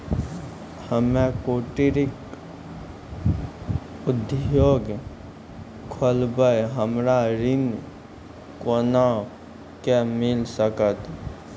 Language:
Maithili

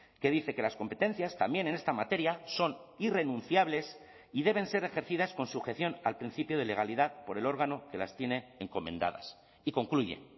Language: Spanish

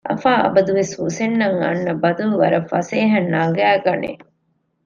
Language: Divehi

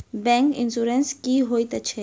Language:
Maithili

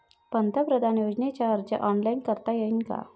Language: Marathi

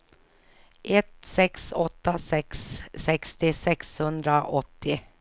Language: Swedish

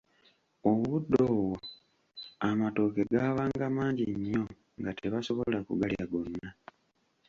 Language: Ganda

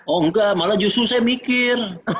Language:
Indonesian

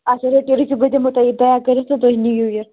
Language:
Kashmiri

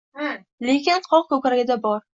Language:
Uzbek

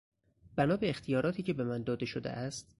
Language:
Persian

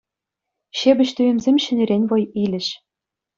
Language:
Chuvash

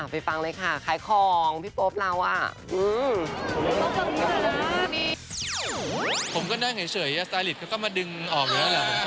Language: Thai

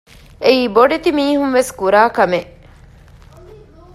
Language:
Divehi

